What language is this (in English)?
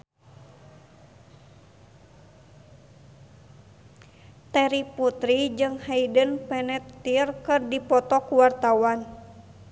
Sundanese